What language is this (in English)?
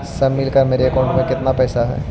Magahi